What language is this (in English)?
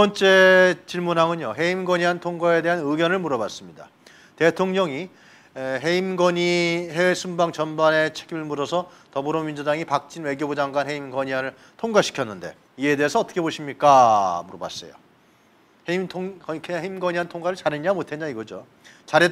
Korean